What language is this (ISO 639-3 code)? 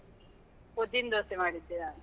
kan